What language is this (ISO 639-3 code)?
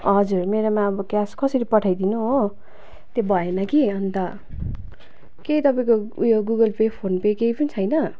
nep